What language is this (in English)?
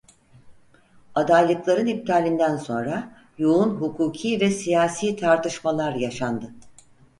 Turkish